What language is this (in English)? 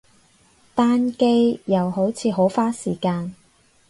Cantonese